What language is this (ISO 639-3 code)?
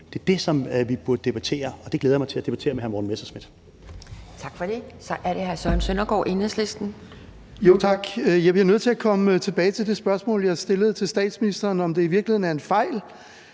dan